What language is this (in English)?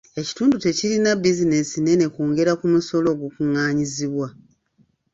Ganda